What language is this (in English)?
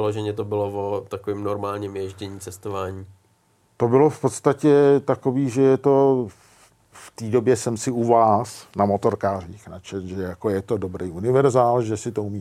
Czech